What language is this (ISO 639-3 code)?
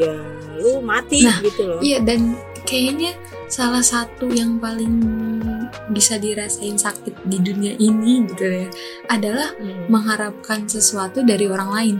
ind